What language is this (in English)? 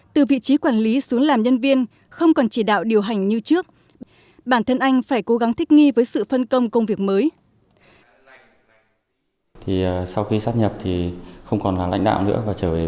Vietnamese